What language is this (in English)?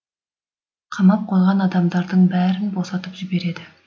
Kazakh